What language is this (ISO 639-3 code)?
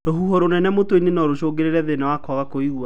kik